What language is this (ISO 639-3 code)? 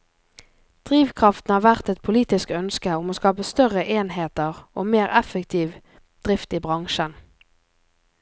nor